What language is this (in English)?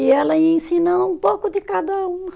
Portuguese